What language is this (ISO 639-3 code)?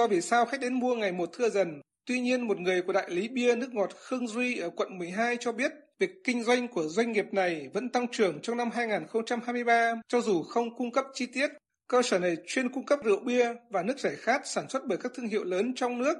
vie